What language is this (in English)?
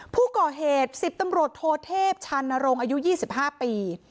Thai